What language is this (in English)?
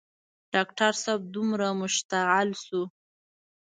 Pashto